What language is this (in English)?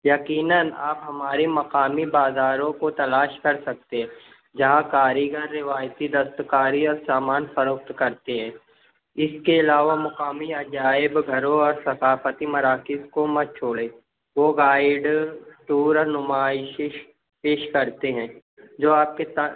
Urdu